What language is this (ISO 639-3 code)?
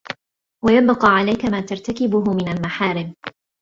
ara